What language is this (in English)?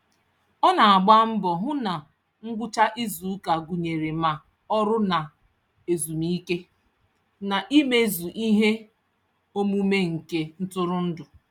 Igbo